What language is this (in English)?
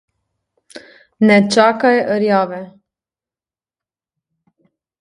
Slovenian